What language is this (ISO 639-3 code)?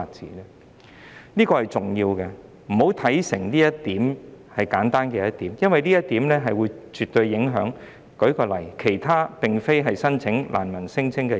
yue